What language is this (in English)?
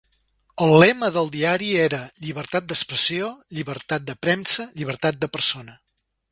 Catalan